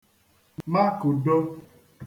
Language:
Igbo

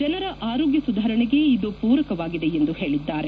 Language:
Kannada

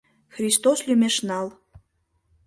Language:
Mari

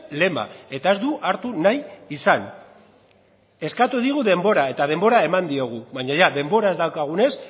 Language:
Basque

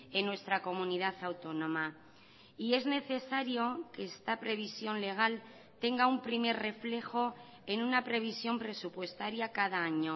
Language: Spanish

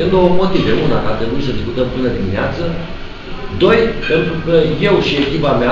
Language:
Romanian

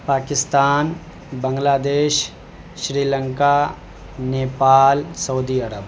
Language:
Urdu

